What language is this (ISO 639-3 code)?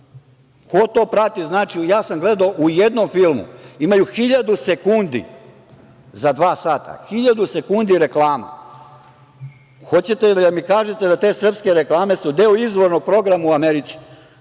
srp